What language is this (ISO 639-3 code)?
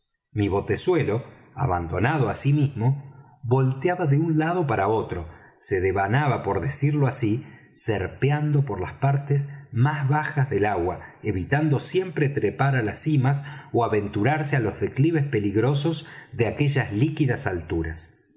spa